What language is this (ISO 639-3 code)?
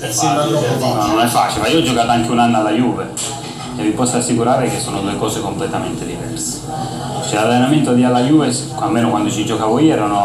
ita